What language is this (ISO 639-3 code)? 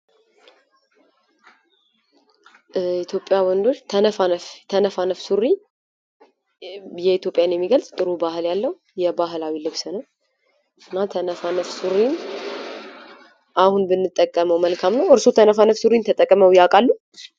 amh